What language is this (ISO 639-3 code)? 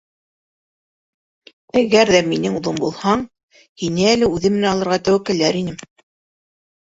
bak